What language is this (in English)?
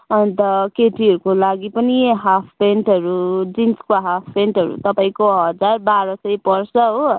Nepali